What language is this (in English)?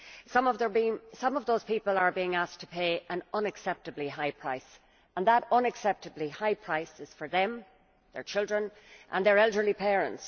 English